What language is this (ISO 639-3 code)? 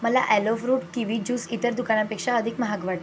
mar